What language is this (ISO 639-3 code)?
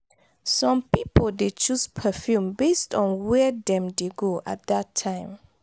pcm